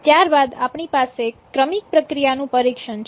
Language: Gujarati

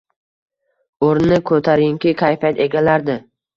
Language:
Uzbek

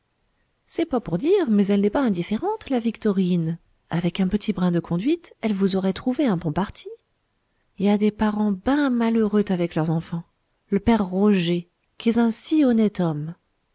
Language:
French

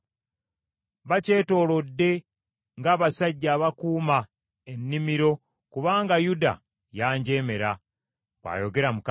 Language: Ganda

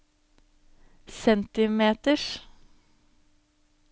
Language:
Norwegian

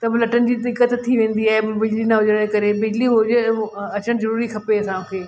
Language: Sindhi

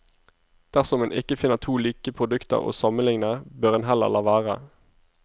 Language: Norwegian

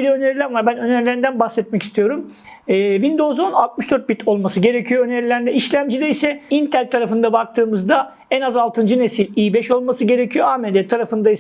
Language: Turkish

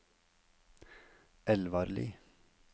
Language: Norwegian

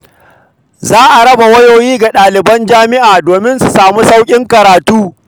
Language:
Hausa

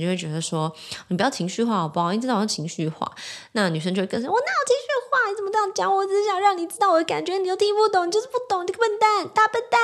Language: Chinese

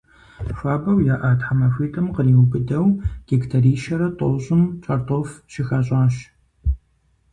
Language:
Kabardian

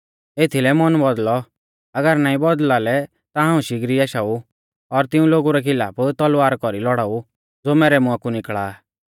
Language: Mahasu Pahari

